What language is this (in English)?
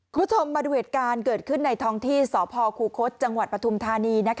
Thai